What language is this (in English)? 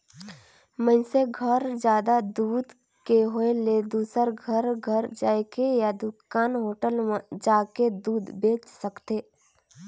Chhattisgarhi